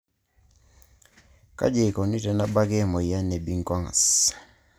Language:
Masai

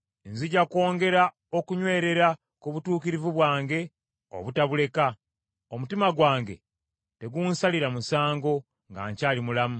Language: Ganda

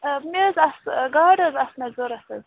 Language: Kashmiri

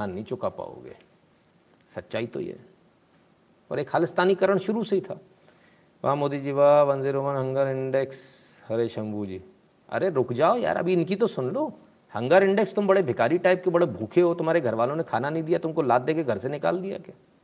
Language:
Hindi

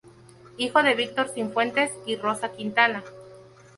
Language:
Spanish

